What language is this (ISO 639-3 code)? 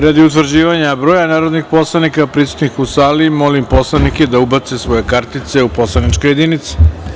srp